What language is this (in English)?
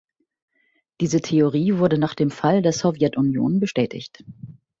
German